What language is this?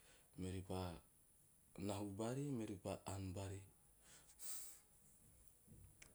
Teop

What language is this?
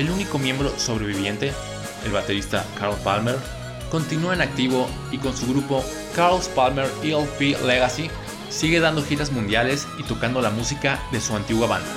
Spanish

